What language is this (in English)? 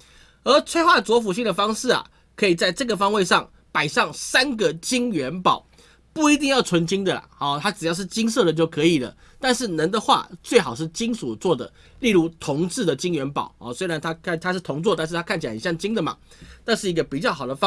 Chinese